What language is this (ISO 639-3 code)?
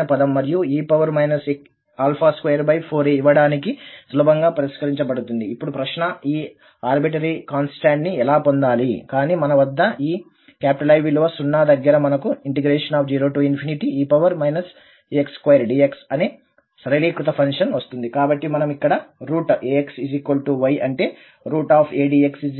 tel